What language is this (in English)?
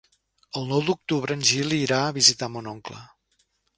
Catalan